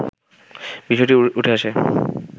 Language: Bangla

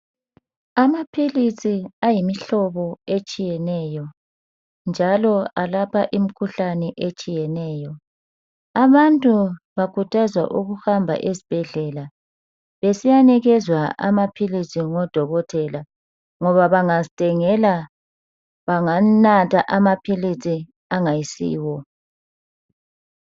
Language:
North Ndebele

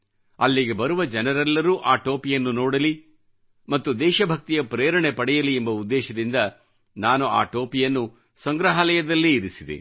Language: Kannada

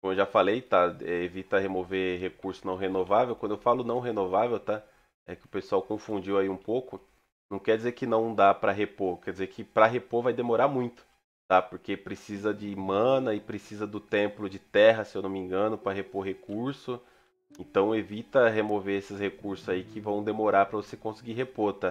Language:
Portuguese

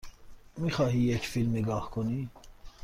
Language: Persian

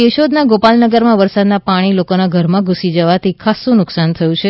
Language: Gujarati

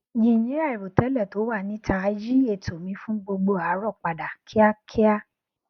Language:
Yoruba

